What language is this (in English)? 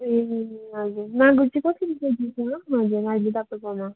Nepali